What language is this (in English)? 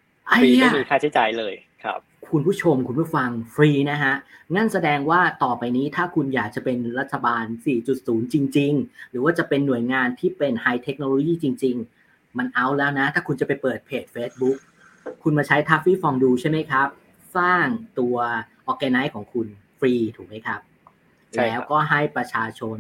Thai